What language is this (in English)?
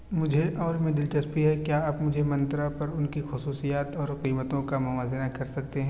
Urdu